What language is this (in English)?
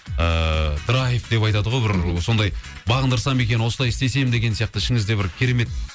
Kazakh